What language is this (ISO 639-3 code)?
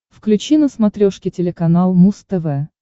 rus